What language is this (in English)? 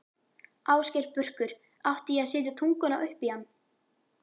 Icelandic